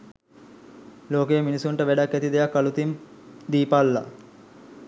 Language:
Sinhala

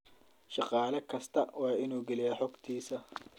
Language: Somali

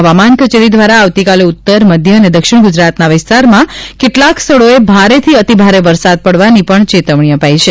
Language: Gujarati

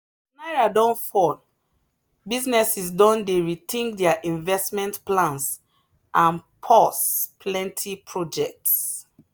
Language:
Nigerian Pidgin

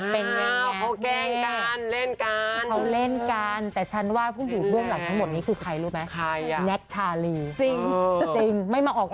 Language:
Thai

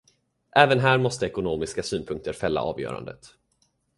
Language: Swedish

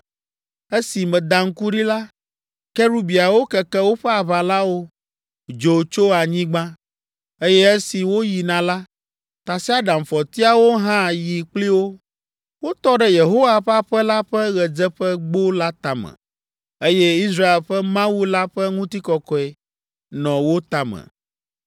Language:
Ewe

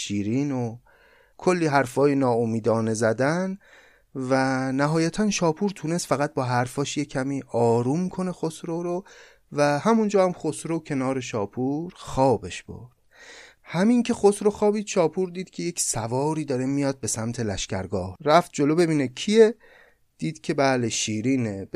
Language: Persian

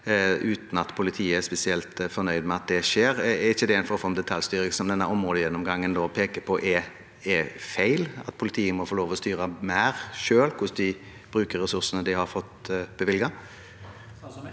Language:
Norwegian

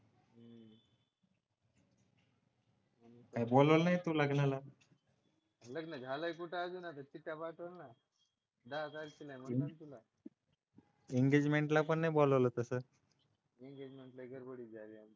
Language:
Marathi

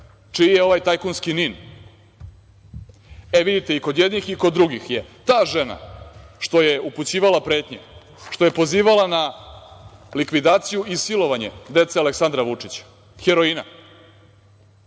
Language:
Serbian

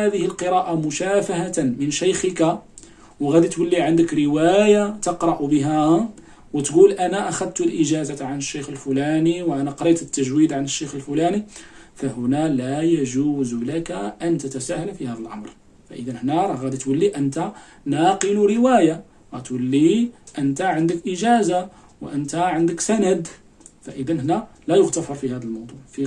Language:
Arabic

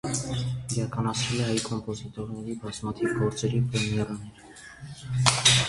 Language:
Armenian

